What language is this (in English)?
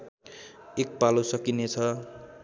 Nepali